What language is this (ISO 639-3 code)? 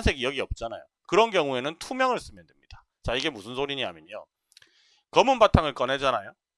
kor